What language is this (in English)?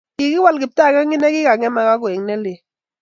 Kalenjin